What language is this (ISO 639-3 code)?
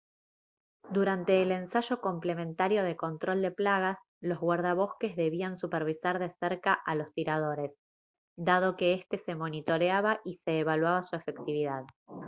spa